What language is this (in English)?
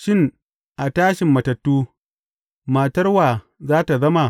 Hausa